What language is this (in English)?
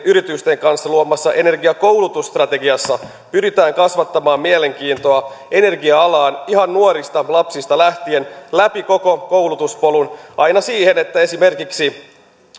Finnish